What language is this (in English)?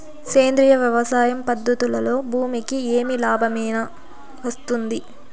Telugu